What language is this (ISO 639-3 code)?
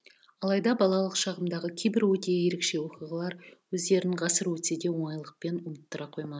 kaz